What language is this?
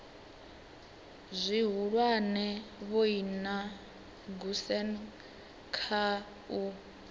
Venda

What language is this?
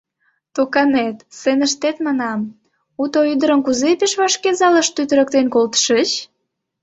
Mari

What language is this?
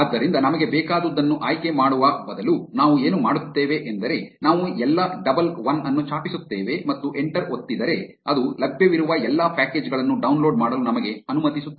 Kannada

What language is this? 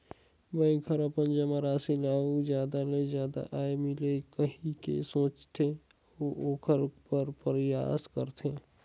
Chhattisgarhi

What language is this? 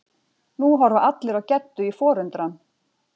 Icelandic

